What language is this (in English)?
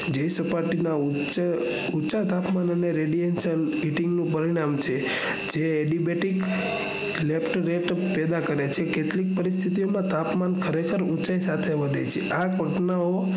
Gujarati